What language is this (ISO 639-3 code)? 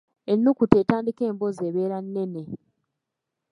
lug